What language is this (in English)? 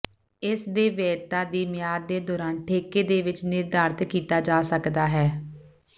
Punjabi